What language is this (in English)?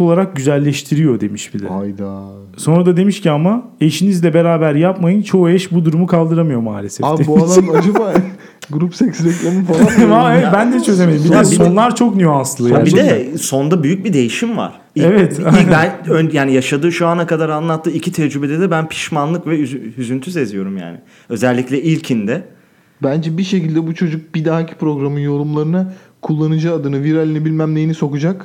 Turkish